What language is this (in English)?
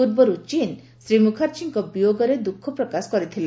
Odia